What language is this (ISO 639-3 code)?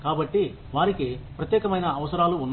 tel